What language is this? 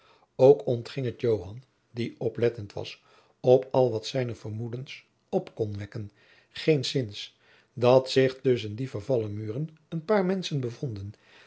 Dutch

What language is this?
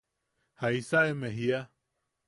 Yaqui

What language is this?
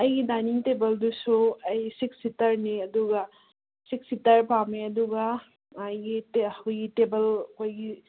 Manipuri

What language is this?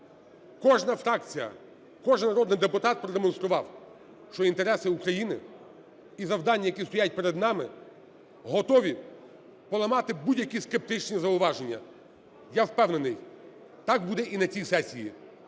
Ukrainian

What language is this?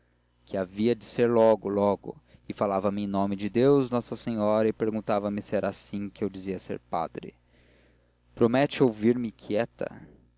Portuguese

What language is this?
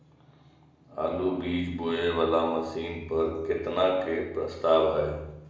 Maithili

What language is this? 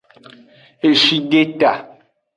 Aja (Benin)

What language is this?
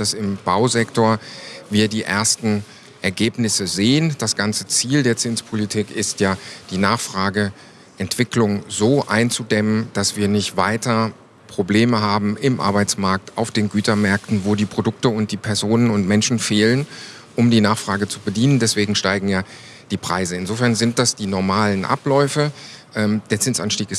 German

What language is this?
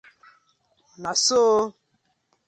Nigerian Pidgin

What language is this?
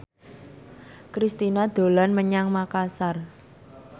Javanese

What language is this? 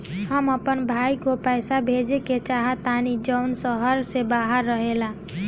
Bhojpuri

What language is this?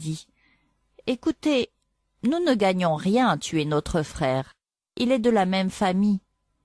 French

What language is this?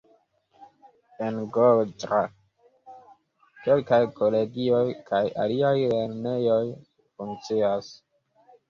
Esperanto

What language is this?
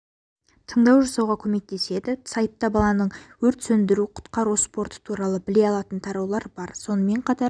Kazakh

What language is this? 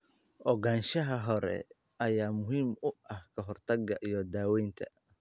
Somali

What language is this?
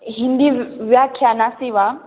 Sanskrit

